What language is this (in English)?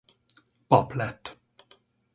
Hungarian